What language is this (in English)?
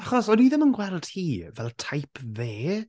Welsh